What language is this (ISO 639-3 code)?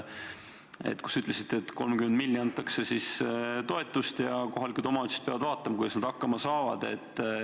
est